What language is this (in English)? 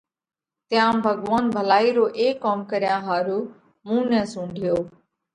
Parkari Koli